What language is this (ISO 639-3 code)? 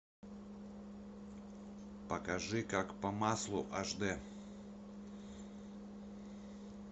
rus